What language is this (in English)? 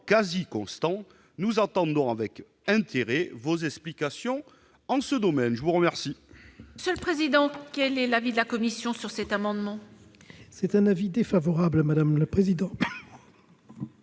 French